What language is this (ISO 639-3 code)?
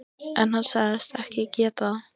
isl